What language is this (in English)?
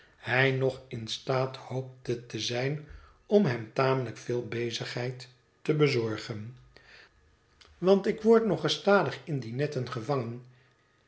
Dutch